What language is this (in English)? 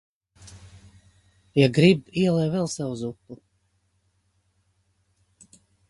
Latvian